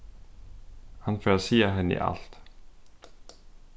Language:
Faroese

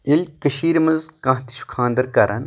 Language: Kashmiri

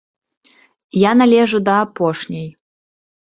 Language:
Belarusian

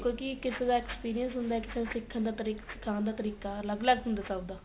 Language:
Punjabi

